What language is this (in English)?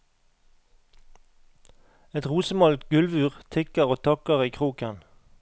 Norwegian